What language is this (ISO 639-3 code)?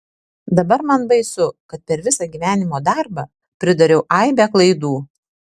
lit